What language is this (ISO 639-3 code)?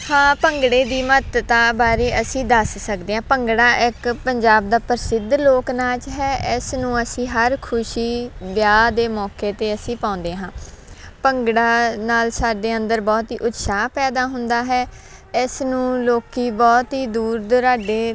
pan